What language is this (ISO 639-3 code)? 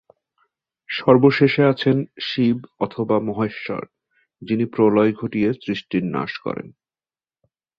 ben